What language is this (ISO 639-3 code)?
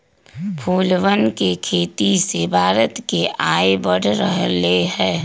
mag